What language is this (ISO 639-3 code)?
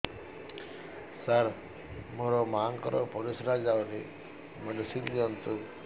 ori